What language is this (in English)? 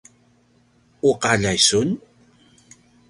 Paiwan